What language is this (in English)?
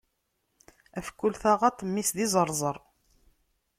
Kabyle